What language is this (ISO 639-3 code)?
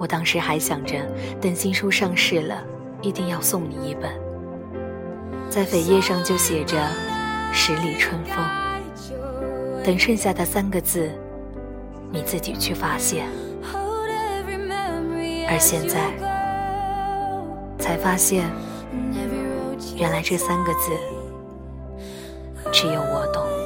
zho